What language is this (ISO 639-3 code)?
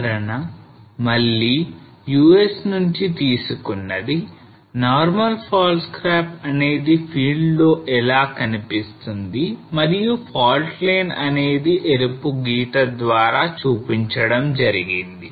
tel